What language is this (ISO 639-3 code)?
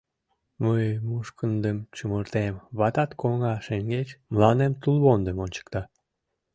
chm